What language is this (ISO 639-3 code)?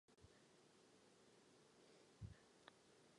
ces